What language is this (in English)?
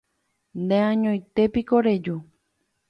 Guarani